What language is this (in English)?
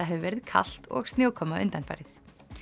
Icelandic